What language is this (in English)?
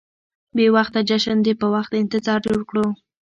Pashto